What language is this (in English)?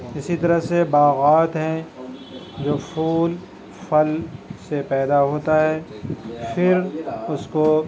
Urdu